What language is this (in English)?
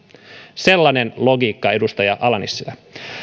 Finnish